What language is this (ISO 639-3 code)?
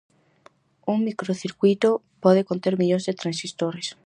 glg